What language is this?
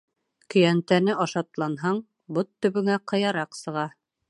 Bashkir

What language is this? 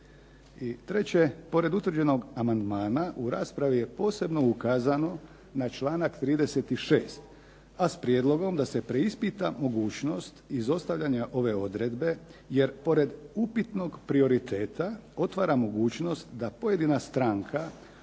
Croatian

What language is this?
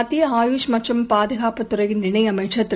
Tamil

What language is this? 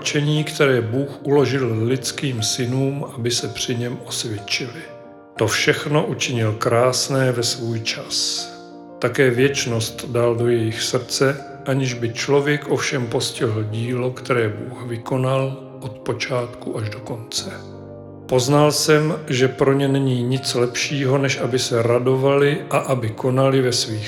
Czech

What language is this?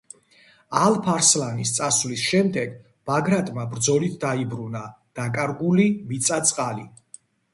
Georgian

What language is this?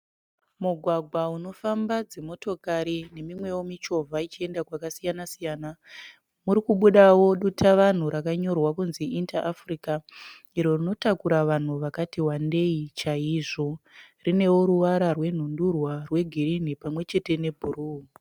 Shona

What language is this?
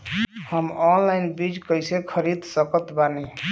Bhojpuri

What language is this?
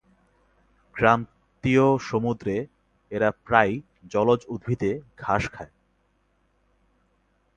Bangla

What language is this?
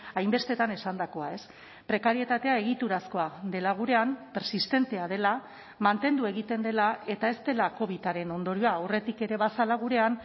Basque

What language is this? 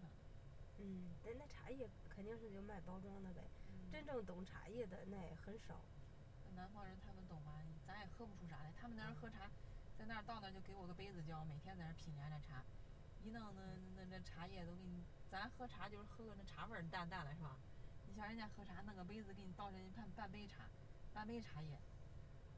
Chinese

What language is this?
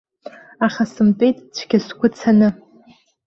Abkhazian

